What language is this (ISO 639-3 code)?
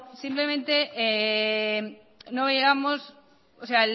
spa